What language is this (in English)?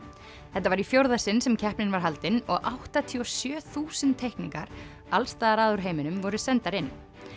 Icelandic